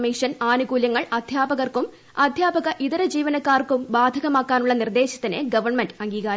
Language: Malayalam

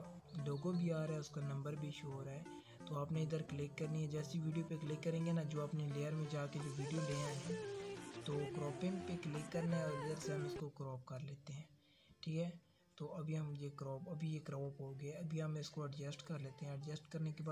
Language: Hindi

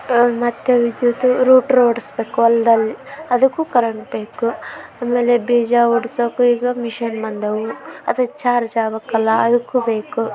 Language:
Kannada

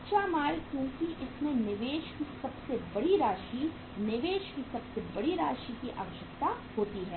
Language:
Hindi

